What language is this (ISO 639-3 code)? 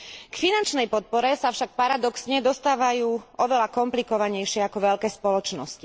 slk